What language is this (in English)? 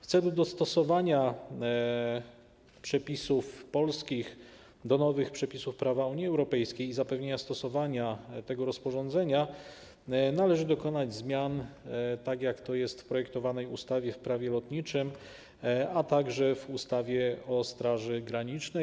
Polish